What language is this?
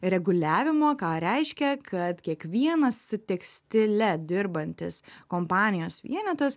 Lithuanian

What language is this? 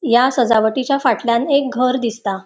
Konkani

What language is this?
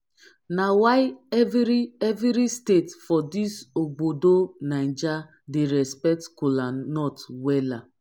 Nigerian Pidgin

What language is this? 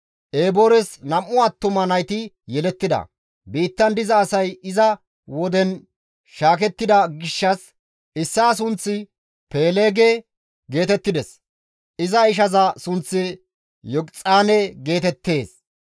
Gamo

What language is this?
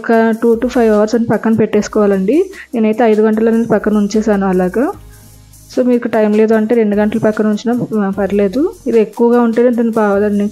Telugu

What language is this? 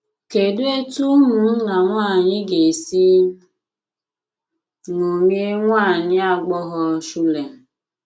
Igbo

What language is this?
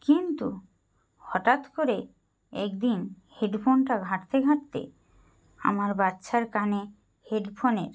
Bangla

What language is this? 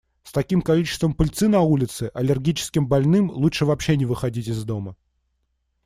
Russian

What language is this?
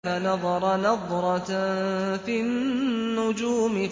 Arabic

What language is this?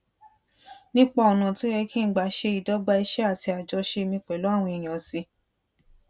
Yoruba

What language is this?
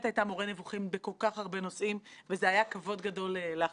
Hebrew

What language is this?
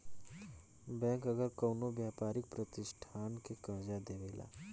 Bhojpuri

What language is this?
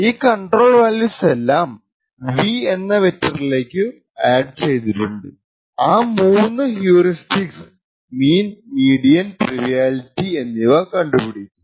Malayalam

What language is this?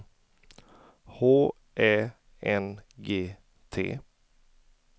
Swedish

